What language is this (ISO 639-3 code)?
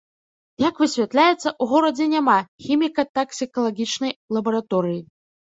bel